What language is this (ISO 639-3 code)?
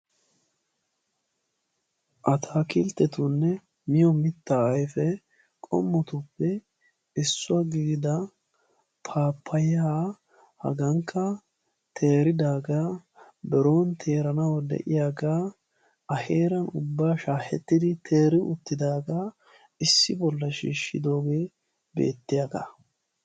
wal